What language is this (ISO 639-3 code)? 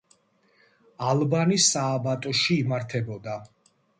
kat